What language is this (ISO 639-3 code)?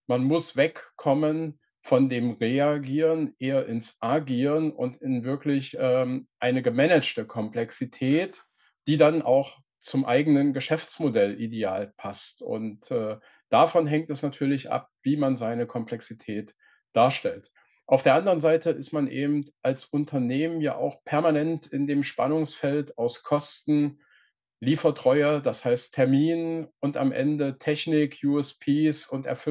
deu